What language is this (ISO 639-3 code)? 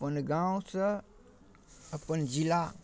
mai